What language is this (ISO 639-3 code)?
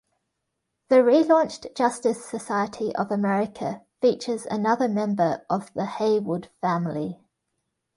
eng